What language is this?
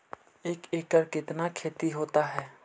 Magahi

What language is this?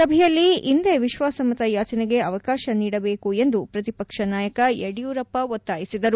Kannada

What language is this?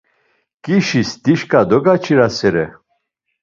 Laz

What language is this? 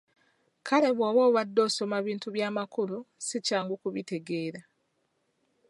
Ganda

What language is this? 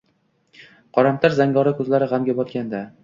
Uzbek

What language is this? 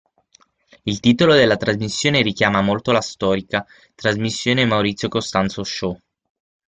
Italian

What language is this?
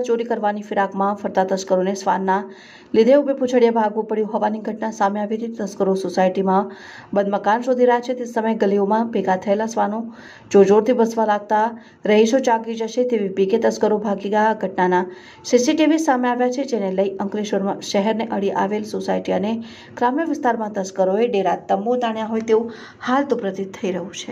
Gujarati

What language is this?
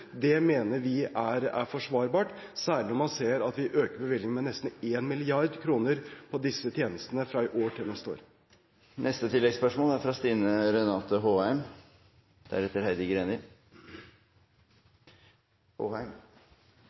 Norwegian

